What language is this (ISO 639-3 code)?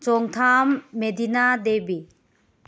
mni